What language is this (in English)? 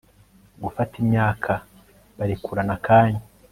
Kinyarwanda